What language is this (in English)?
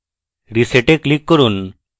Bangla